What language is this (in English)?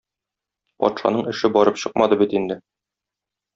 Tatar